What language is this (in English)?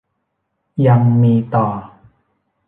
Thai